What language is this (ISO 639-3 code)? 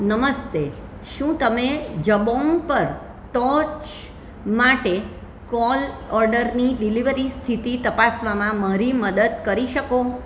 guj